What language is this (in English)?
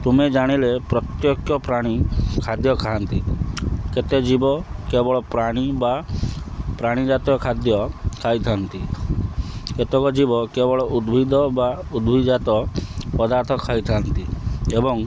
Odia